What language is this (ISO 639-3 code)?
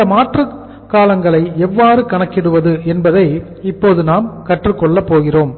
tam